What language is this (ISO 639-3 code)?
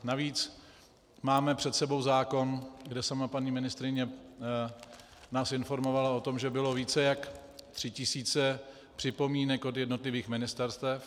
ces